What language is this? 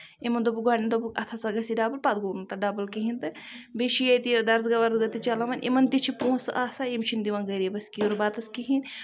Kashmiri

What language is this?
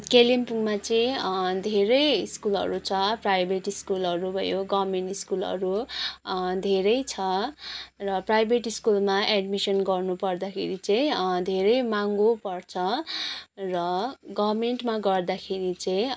Nepali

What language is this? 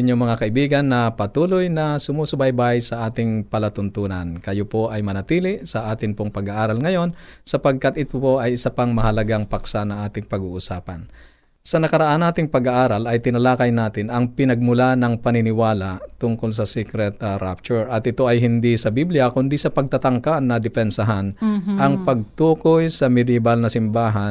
Filipino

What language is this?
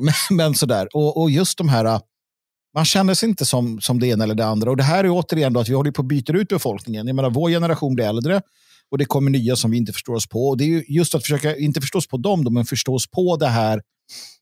Swedish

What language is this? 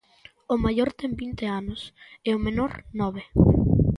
Galician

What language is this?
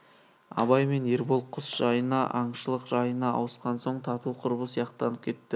Kazakh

